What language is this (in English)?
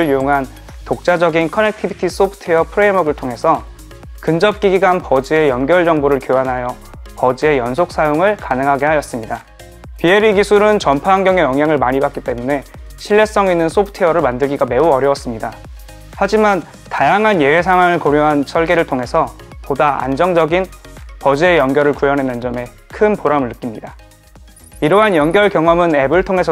Korean